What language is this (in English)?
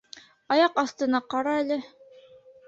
Bashkir